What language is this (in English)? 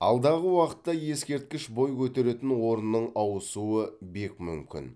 Kazakh